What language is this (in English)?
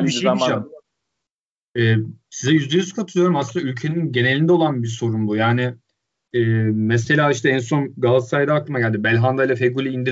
Turkish